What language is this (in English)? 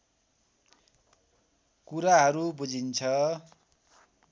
Nepali